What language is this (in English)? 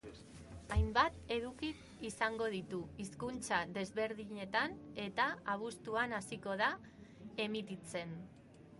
Basque